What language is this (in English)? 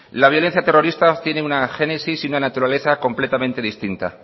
Spanish